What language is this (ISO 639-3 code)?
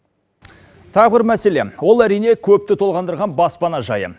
kaz